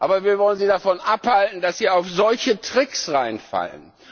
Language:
German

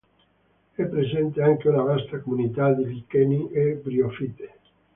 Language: Italian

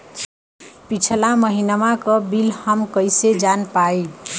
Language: Bhojpuri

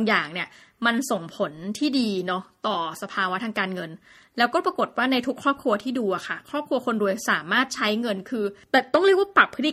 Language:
Thai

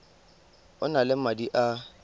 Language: Tswana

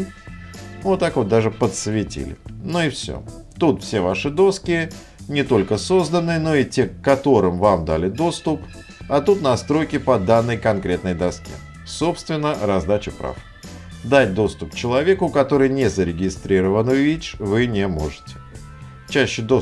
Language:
Russian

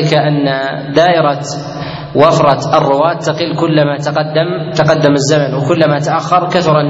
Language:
Arabic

